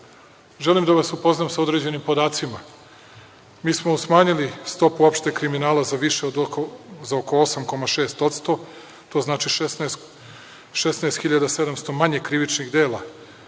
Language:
Serbian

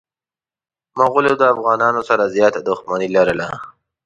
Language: Pashto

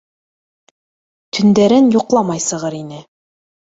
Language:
Bashkir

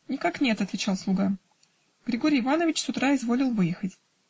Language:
Russian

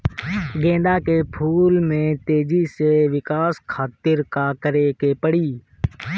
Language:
Bhojpuri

